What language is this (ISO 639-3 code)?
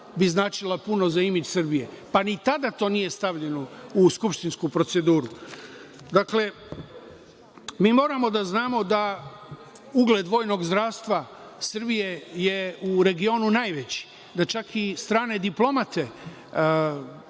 srp